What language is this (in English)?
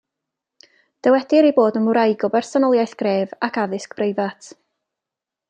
Welsh